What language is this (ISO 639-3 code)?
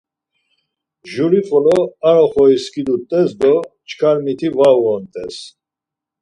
lzz